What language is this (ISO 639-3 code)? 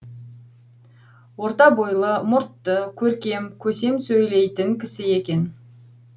kaz